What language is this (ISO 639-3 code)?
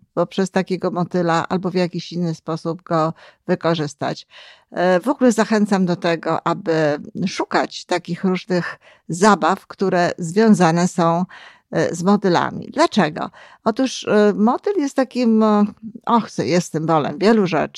pol